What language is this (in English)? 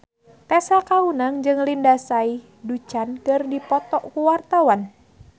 Sundanese